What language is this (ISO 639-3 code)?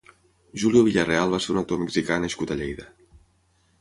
cat